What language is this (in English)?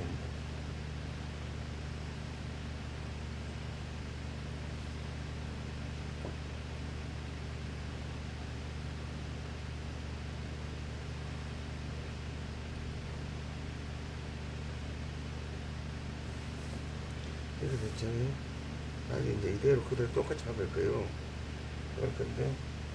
Korean